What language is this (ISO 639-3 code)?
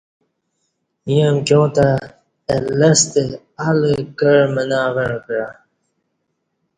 bsh